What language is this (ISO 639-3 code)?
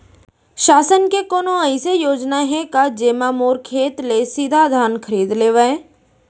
hne